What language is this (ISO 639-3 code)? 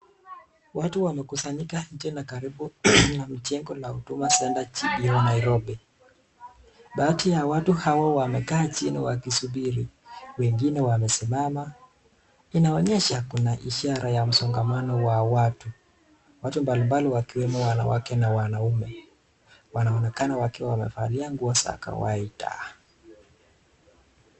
swa